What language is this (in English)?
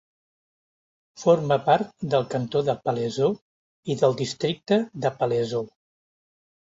Catalan